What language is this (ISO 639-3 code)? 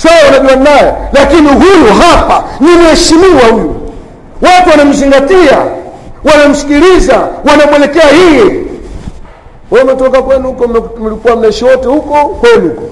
swa